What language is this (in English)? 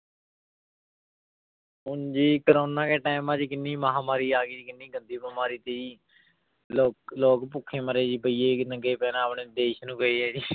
Punjabi